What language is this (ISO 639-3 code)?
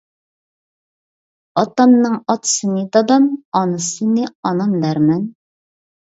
uig